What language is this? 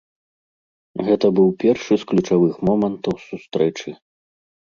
Belarusian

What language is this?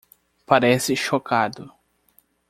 Portuguese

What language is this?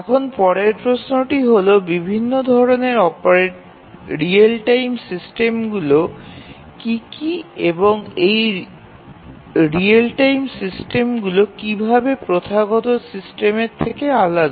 Bangla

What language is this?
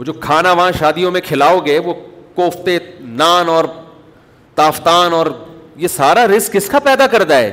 Urdu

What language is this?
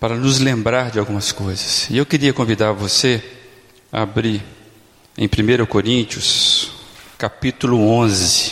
Portuguese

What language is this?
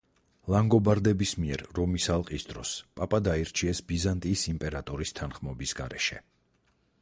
Georgian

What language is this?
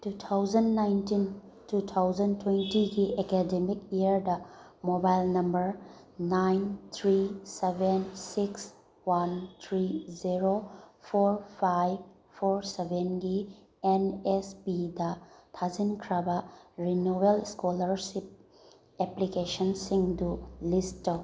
Manipuri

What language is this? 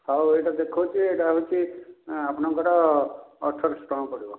Odia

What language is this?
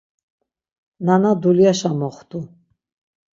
Laz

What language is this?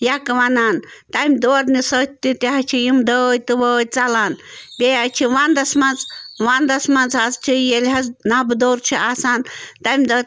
Kashmiri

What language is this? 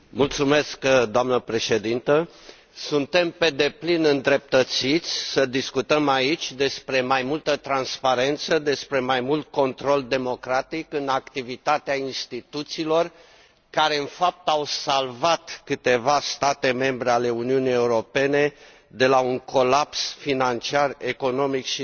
Romanian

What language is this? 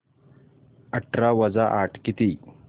Marathi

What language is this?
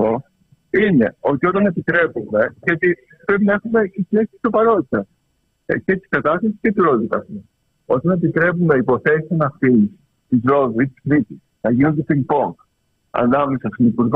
Greek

